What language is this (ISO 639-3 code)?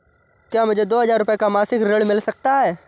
hin